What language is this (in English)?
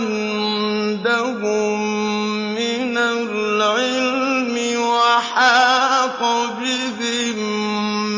Arabic